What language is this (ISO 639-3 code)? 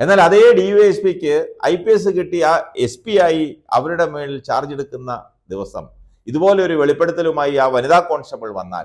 mal